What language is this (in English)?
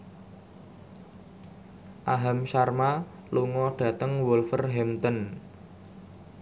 Javanese